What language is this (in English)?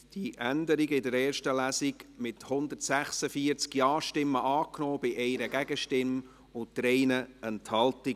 Swiss German